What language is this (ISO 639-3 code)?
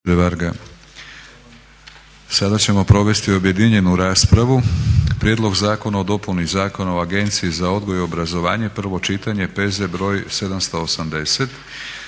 hrv